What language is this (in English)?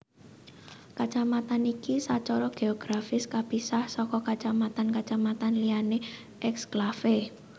Javanese